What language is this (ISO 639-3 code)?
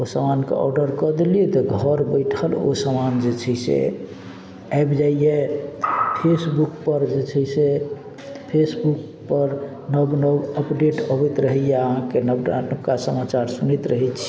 mai